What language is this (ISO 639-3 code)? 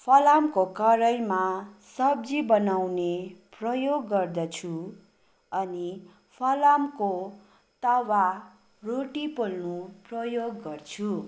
nep